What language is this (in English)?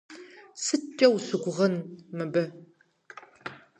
Kabardian